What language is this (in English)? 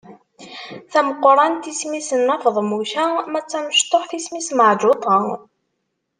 Kabyle